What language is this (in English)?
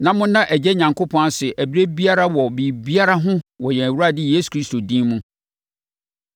Akan